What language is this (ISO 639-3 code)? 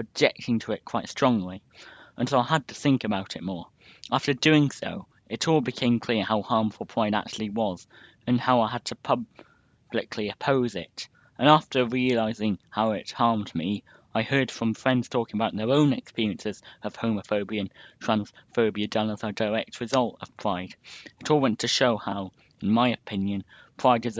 eng